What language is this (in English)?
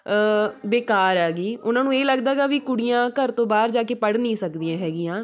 Punjabi